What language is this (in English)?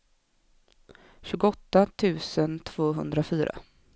Swedish